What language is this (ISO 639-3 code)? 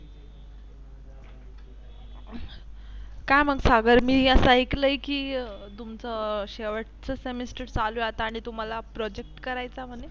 mar